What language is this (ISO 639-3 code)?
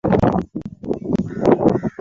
swa